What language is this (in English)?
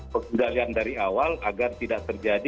Indonesian